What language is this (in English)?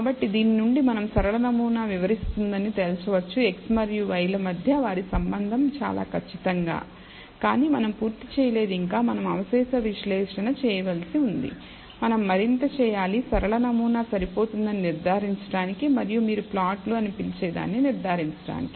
Telugu